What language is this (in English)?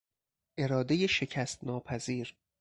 Persian